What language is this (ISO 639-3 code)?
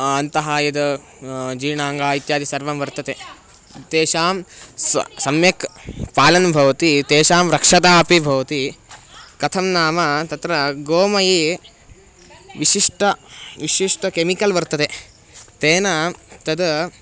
san